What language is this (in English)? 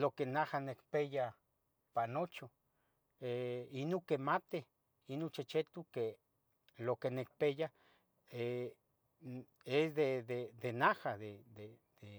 Tetelcingo Nahuatl